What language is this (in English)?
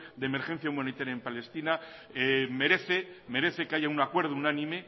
Spanish